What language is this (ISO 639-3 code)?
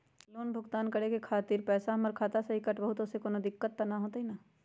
mag